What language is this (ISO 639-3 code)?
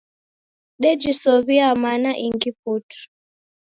dav